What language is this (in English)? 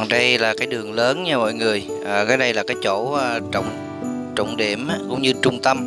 Vietnamese